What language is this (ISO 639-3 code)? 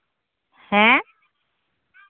sat